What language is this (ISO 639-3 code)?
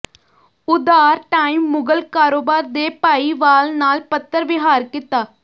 pan